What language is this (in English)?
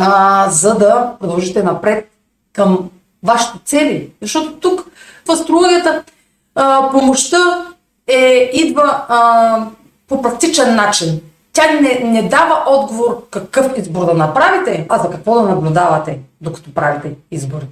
Bulgarian